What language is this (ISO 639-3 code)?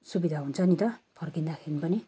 nep